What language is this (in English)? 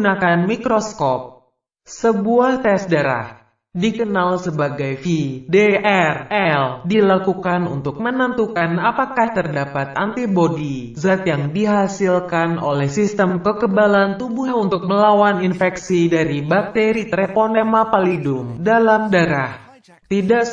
Indonesian